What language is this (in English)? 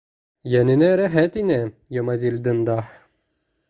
Bashkir